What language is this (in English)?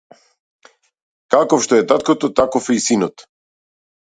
Macedonian